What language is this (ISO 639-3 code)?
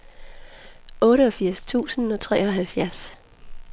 dan